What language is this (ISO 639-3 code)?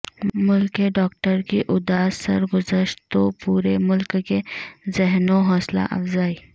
urd